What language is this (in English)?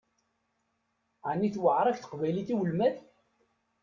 Kabyle